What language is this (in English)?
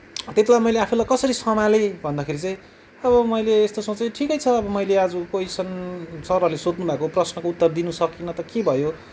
Nepali